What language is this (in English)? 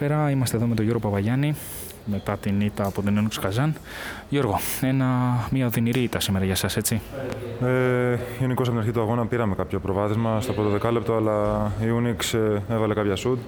Greek